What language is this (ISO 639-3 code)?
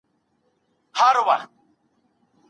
pus